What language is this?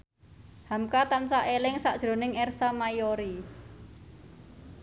Javanese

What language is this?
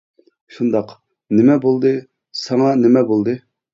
Uyghur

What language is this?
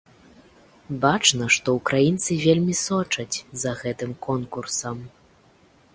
Belarusian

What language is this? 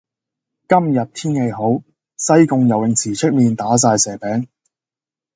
Cantonese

